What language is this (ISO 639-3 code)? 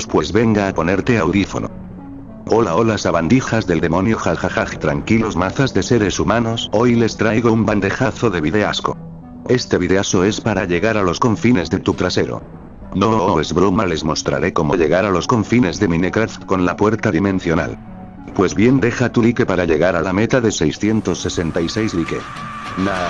spa